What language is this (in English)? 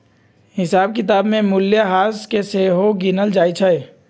Magahi